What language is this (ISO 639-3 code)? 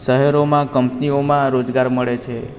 guj